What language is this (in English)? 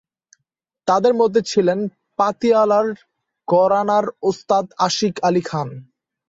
Bangla